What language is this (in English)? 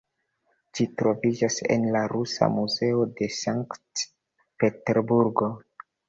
Esperanto